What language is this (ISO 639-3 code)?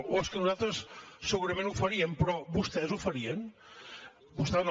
cat